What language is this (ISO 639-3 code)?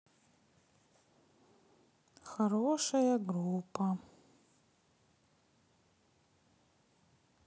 rus